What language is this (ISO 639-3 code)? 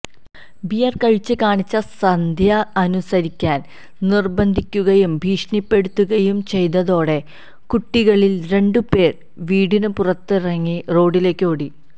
mal